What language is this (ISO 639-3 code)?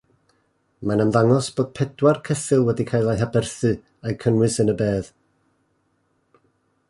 cym